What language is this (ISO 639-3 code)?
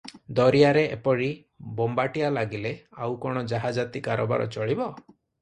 ori